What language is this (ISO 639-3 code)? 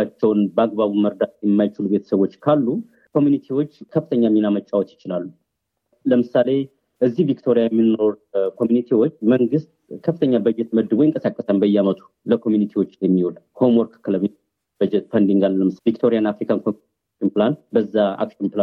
amh